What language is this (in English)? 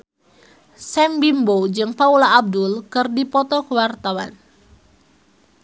Sundanese